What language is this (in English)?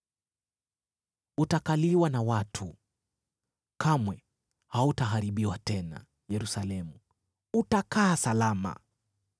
Swahili